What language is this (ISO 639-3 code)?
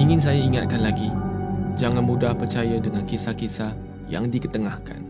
msa